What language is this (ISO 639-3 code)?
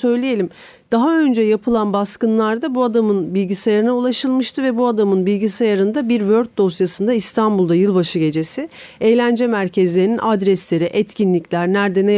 tur